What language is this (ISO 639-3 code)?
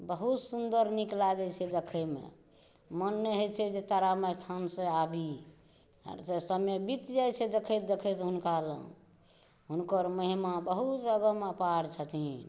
mai